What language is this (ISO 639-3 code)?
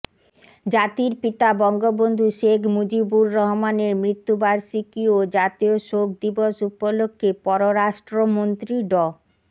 ben